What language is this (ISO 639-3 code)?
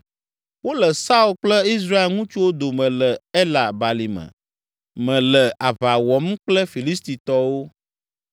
ewe